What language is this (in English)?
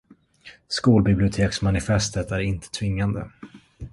Swedish